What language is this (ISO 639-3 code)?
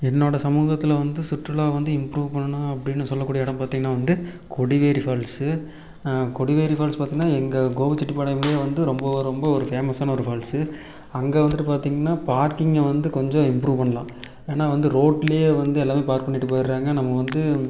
tam